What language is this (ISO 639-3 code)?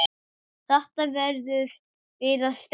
isl